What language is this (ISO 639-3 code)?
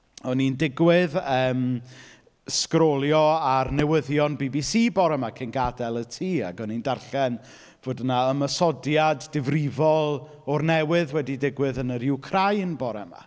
cym